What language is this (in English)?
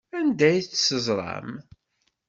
Kabyle